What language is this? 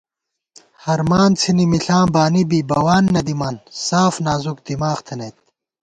Gawar-Bati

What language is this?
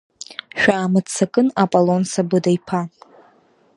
Abkhazian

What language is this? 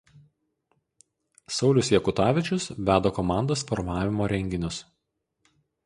Lithuanian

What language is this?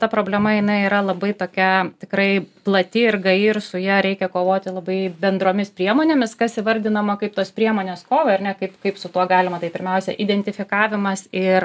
Lithuanian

